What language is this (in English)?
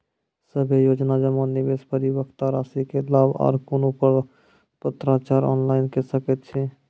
Maithili